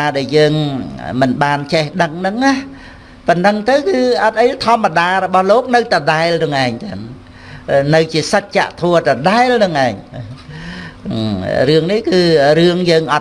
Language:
Vietnamese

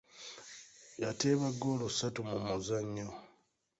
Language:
Ganda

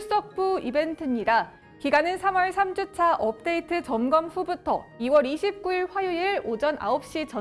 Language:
Korean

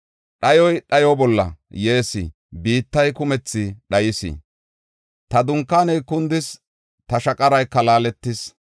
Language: Gofa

